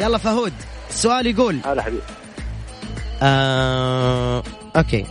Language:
Arabic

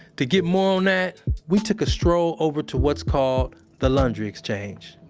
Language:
English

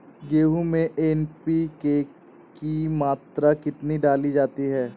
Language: Hindi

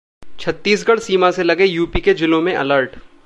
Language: Hindi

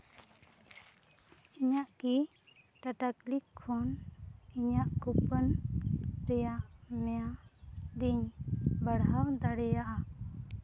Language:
Santali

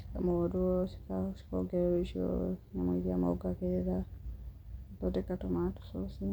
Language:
Kikuyu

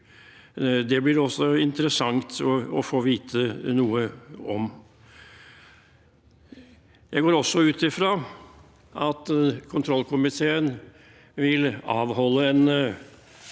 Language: Norwegian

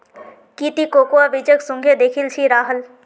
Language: Magahi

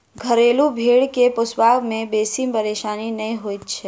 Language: Maithili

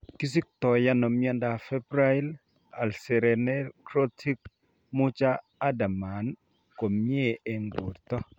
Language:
Kalenjin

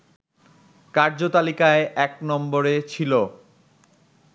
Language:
Bangla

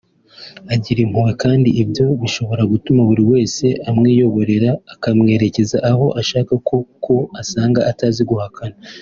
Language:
Kinyarwanda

